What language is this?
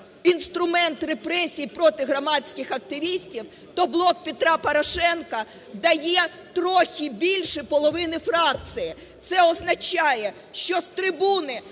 Ukrainian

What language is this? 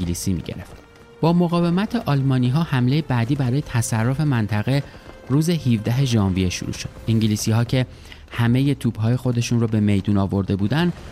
Persian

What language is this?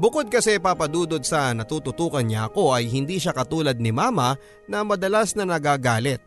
Filipino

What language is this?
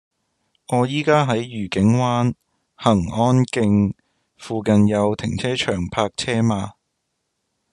Cantonese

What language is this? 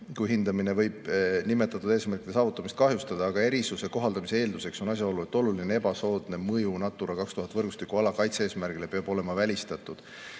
Estonian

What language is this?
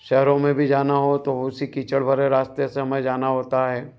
Hindi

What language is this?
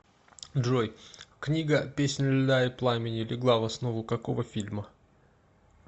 Russian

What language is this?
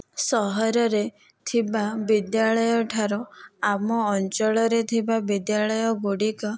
Odia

